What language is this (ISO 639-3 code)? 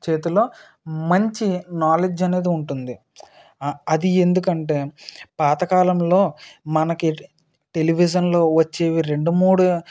tel